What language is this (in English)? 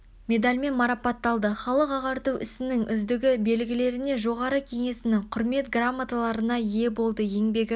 Kazakh